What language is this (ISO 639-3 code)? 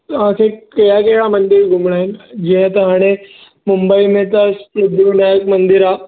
snd